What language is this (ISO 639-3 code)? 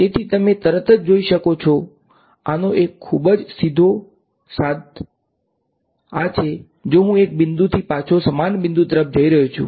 guj